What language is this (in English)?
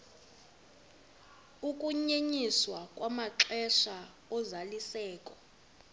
Xhosa